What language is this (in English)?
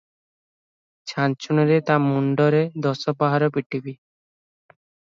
Odia